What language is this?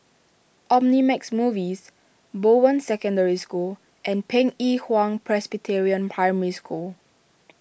English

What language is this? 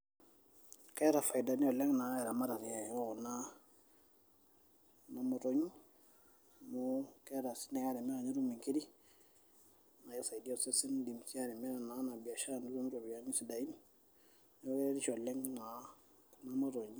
Masai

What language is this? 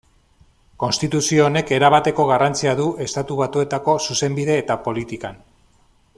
Basque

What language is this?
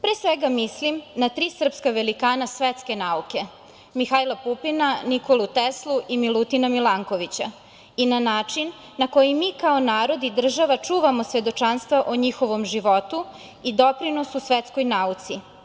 Serbian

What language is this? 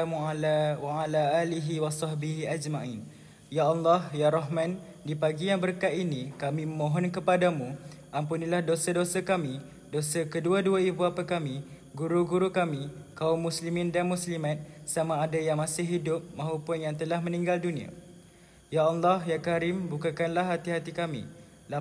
Malay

